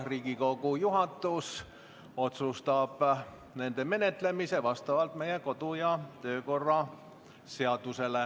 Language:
Estonian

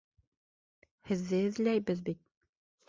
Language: Bashkir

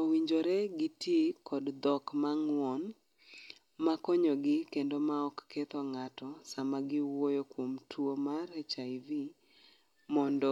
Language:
Luo (Kenya and Tanzania)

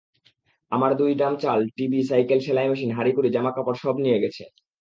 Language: Bangla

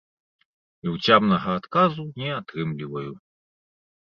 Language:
Belarusian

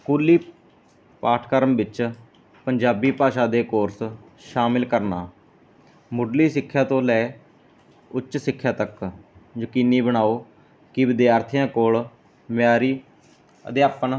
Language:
Punjabi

